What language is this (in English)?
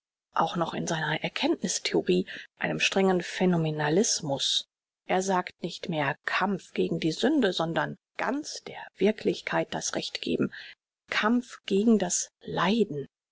German